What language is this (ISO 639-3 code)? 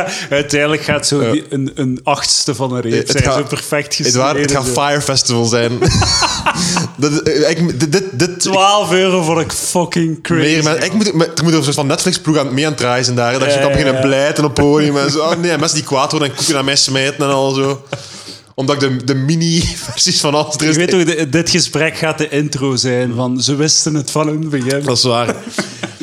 nld